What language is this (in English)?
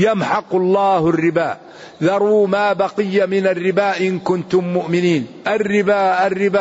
Arabic